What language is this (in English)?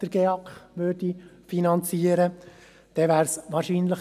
Swiss German